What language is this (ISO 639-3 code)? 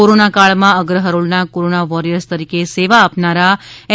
guj